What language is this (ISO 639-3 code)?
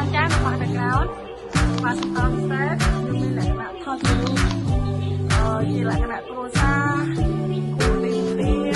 tha